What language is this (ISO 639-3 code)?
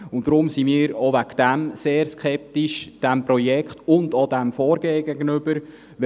gsw